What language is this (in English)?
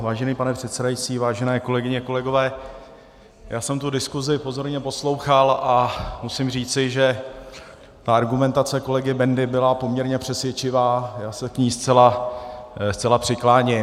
Czech